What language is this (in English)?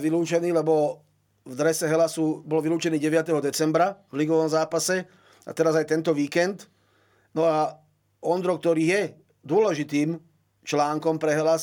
Slovak